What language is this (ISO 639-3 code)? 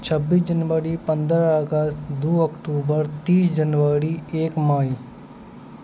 mai